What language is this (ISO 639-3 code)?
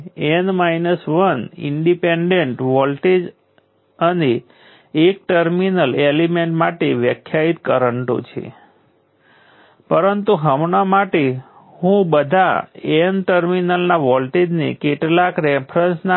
guj